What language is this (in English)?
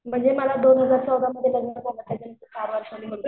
Marathi